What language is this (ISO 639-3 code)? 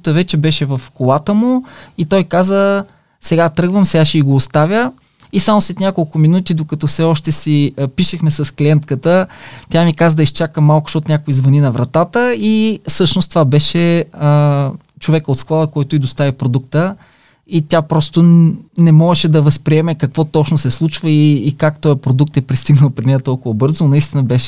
bul